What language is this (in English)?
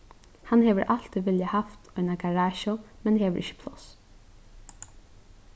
Faroese